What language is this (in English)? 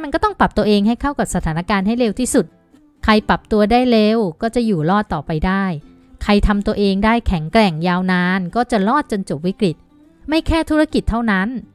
Thai